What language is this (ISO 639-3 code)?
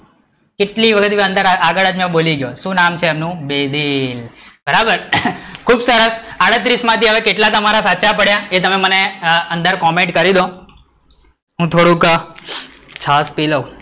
guj